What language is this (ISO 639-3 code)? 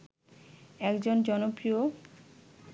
ben